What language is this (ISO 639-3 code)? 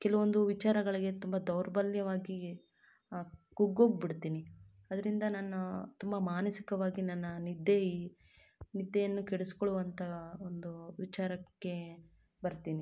kan